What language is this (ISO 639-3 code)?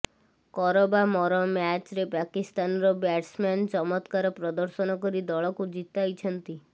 ori